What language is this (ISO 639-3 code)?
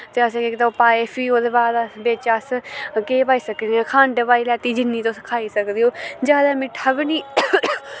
doi